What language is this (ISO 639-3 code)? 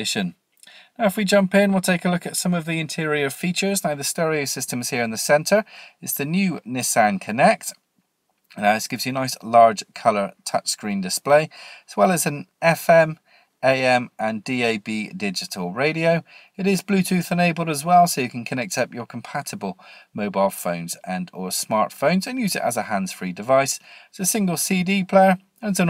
eng